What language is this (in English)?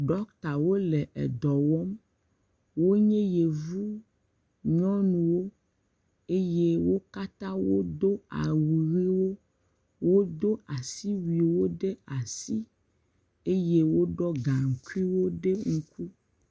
Ewe